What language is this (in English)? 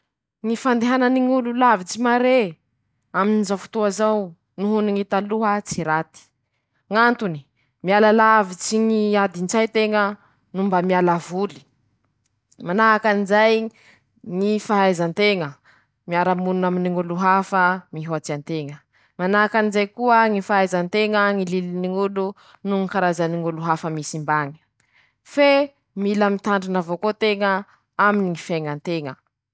Masikoro Malagasy